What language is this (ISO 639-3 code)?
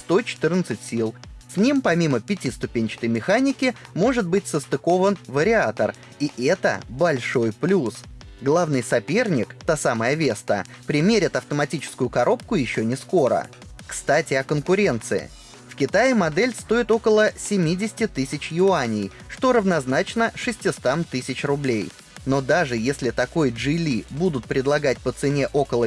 rus